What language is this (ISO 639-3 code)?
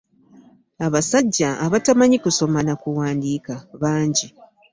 lug